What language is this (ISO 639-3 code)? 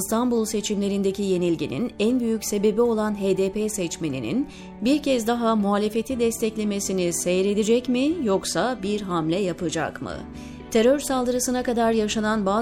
tur